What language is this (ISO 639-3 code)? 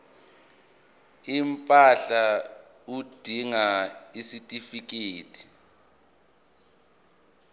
zul